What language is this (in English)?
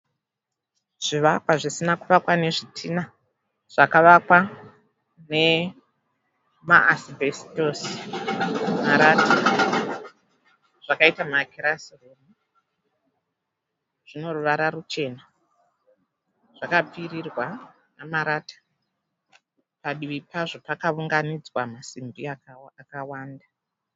Shona